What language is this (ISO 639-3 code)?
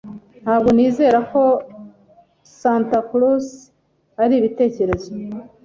kin